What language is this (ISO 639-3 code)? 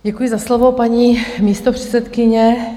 ces